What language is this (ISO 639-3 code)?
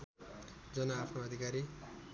nep